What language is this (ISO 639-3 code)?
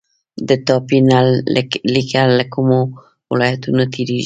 pus